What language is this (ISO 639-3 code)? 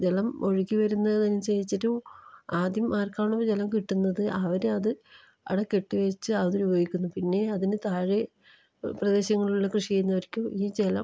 mal